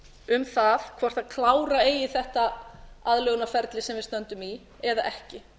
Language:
Icelandic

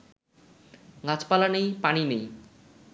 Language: Bangla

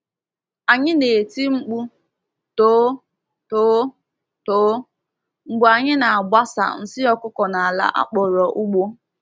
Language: Igbo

